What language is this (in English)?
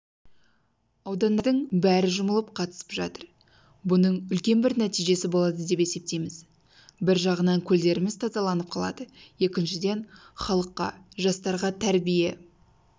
Kazakh